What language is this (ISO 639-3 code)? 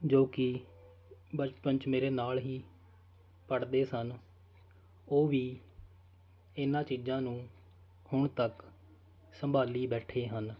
pan